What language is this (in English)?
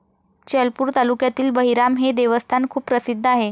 Marathi